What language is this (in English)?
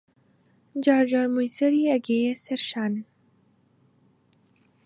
Central Kurdish